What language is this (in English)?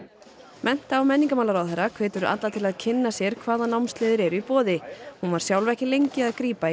Icelandic